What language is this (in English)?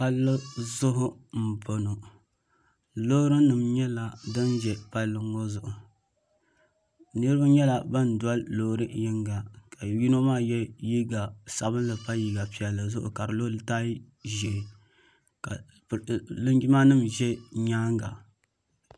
Dagbani